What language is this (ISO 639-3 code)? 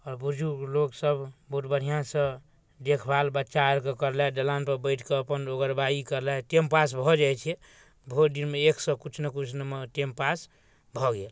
mai